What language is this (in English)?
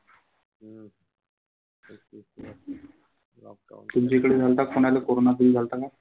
Marathi